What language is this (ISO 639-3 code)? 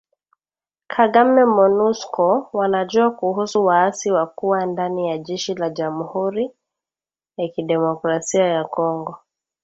swa